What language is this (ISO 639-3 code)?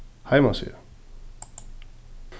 fao